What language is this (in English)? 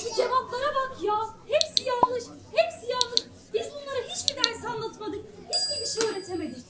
Turkish